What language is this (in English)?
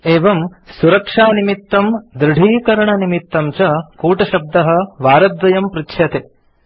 Sanskrit